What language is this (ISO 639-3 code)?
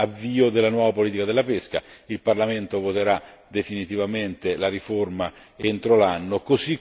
ita